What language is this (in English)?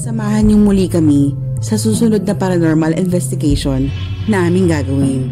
Filipino